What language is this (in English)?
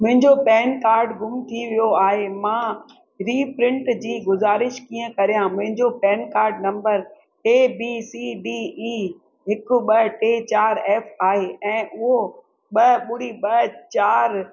Sindhi